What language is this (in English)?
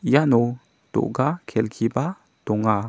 Garo